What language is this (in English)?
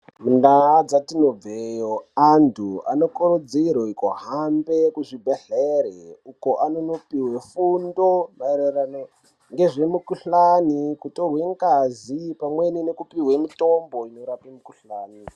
Ndau